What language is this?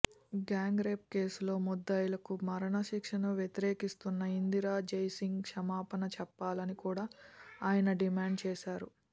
Telugu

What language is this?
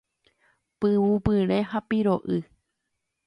Guarani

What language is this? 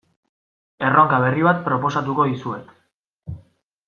Basque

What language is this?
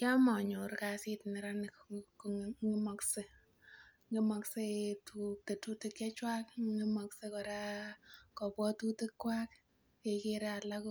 Kalenjin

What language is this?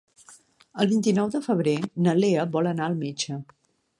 Catalan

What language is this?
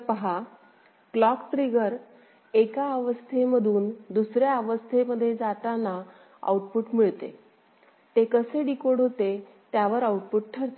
Marathi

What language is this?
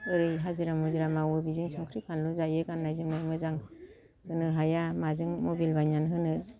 Bodo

